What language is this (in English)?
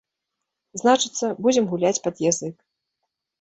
Belarusian